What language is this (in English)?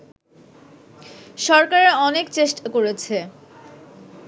Bangla